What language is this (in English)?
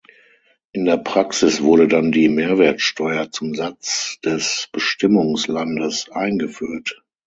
German